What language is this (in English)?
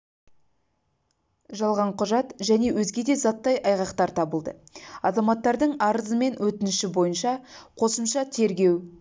Kazakh